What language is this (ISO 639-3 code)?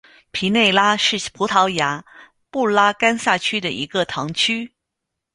zho